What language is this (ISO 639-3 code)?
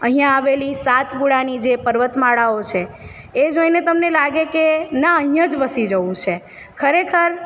guj